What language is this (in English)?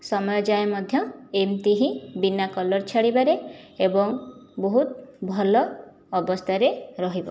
Odia